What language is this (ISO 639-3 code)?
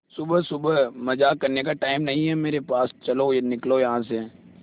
hin